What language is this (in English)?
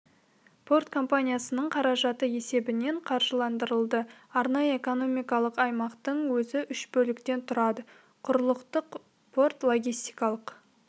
Kazakh